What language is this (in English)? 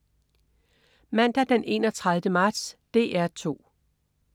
Danish